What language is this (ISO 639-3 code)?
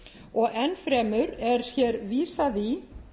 isl